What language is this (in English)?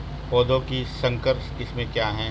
Hindi